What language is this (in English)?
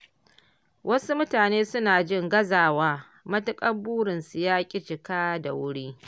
Hausa